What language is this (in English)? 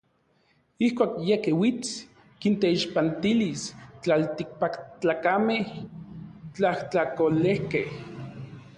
Orizaba Nahuatl